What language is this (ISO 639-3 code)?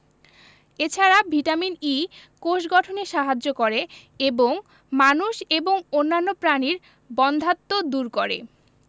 ben